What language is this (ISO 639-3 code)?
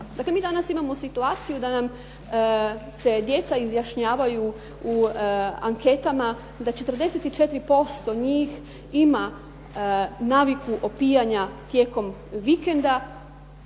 hrv